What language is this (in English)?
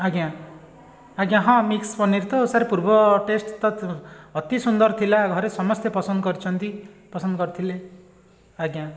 Odia